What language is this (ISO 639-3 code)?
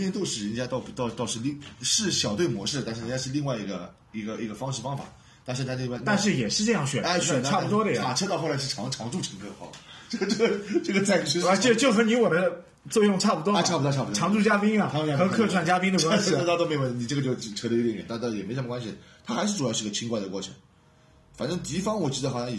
zho